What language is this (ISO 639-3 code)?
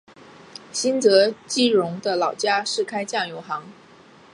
zho